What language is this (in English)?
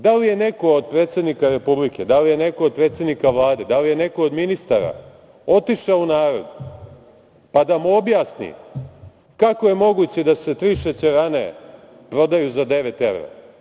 Serbian